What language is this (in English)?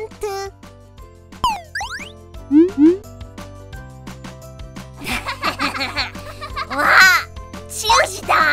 Korean